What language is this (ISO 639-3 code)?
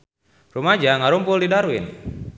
sun